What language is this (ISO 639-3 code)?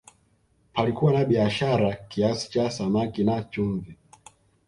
swa